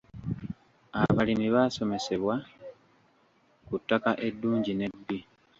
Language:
Ganda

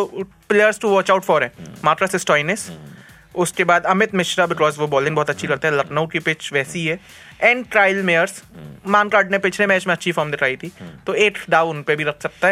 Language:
Hindi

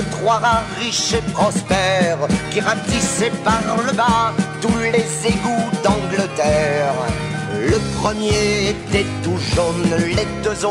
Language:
French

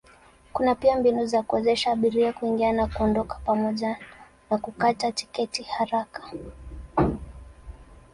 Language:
Swahili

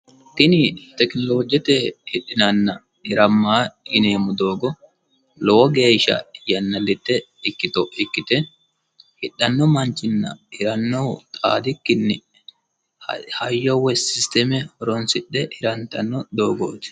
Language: Sidamo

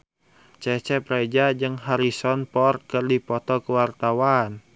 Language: Sundanese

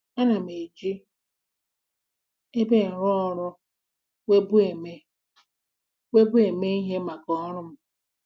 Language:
Igbo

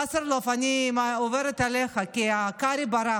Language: Hebrew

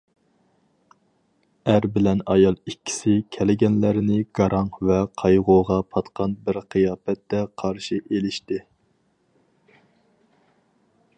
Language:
Uyghur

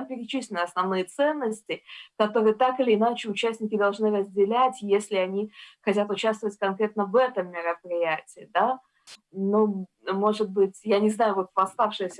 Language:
Russian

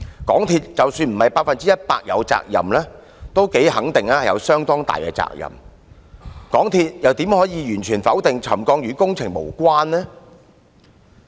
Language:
Cantonese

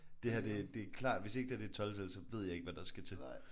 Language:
Danish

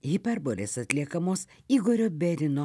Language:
Lithuanian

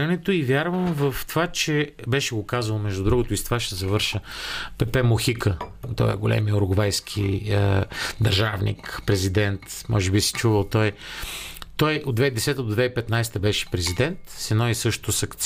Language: Bulgarian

